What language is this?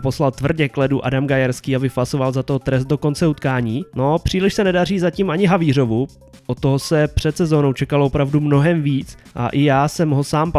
Czech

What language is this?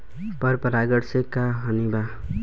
Bhojpuri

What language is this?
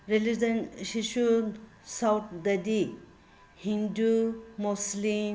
Manipuri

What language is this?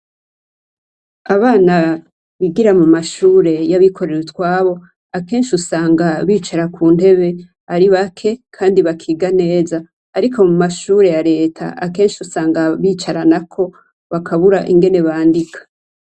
Rundi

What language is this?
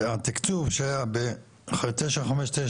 Hebrew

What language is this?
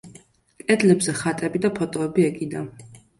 Georgian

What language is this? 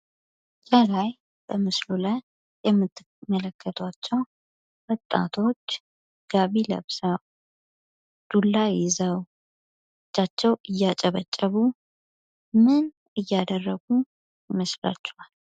Amharic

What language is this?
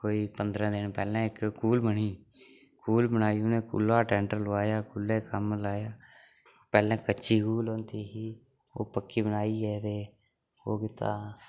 Dogri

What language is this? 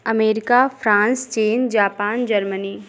Hindi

